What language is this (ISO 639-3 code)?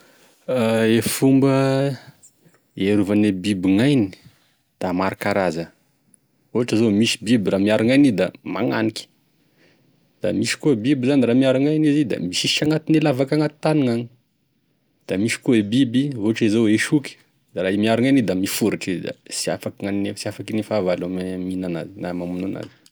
tkg